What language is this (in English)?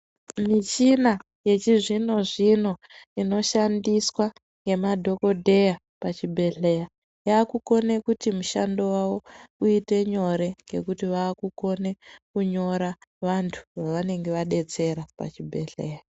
Ndau